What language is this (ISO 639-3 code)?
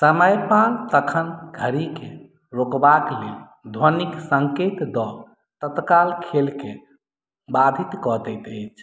mai